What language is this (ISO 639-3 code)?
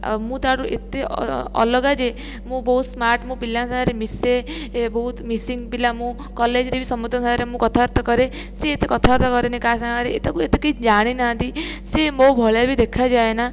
ori